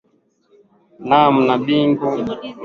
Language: Swahili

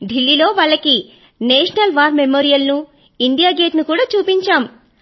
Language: Telugu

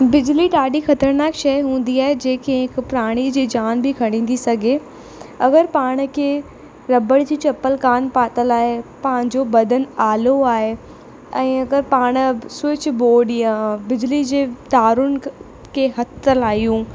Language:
Sindhi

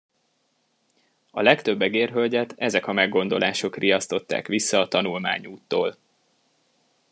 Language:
Hungarian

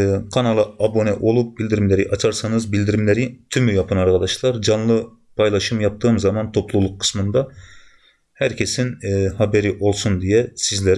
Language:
Turkish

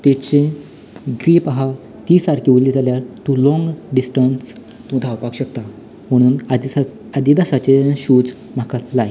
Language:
Konkani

